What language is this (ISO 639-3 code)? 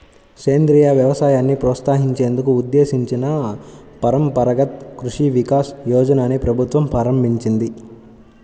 tel